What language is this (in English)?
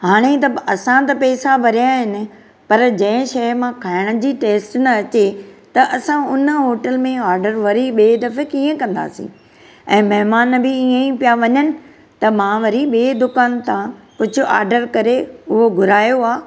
Sindhi